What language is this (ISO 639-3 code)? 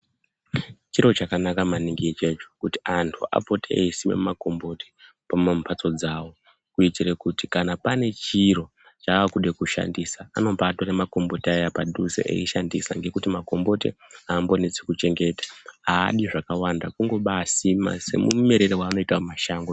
ndc